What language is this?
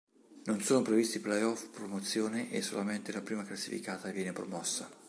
Italian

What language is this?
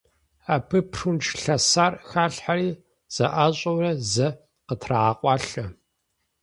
Kabardian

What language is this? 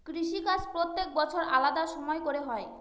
Bangla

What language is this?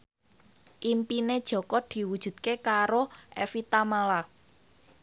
Javanese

